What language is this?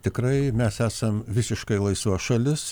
Lithuanian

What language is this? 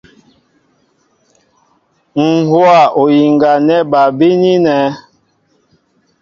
Mbo (Cameroon)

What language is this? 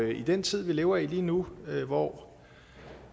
Danish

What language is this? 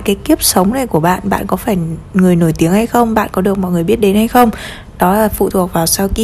Vietnamese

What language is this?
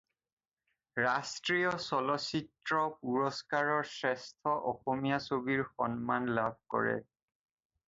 Assamese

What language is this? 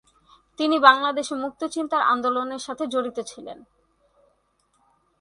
Bangla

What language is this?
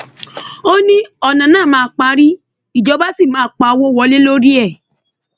Yoruba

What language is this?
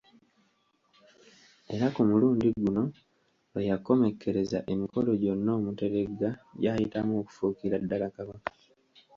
Ganda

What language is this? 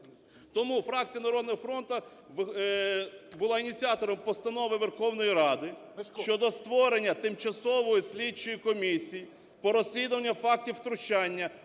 Ukrainian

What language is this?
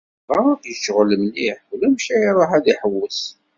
Kabyle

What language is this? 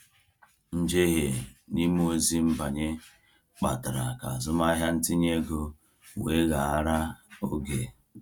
Igbo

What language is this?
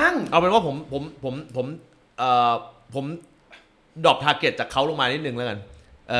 Thai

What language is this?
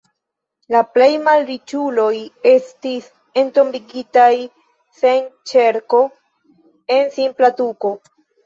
Esperanto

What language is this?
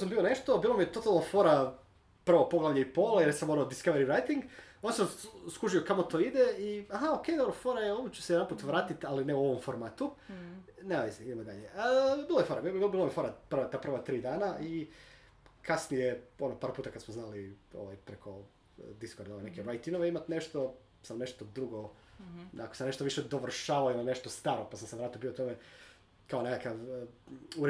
Croatian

